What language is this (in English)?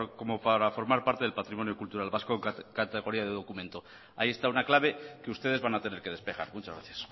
Spanish